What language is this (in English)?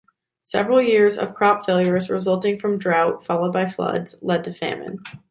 English